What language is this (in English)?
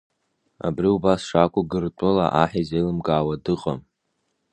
Abkhazian